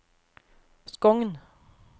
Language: Norwegian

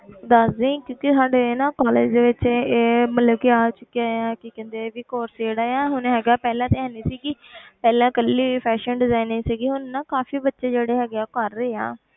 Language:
Punjabi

